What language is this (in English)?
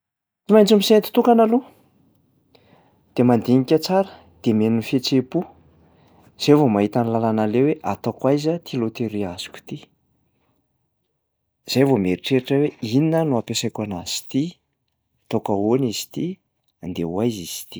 Malagasy